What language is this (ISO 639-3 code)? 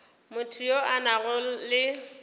nso